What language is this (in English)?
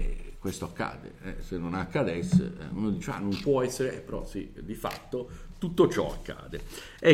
Italian